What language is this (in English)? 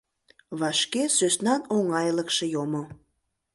Mari